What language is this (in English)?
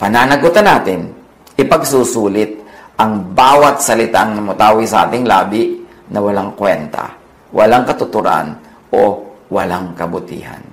Filipino